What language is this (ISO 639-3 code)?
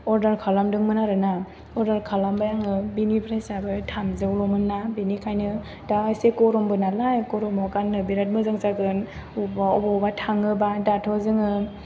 brx